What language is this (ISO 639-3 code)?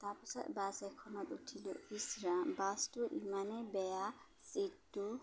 asm